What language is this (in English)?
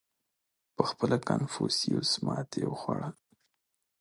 Pashto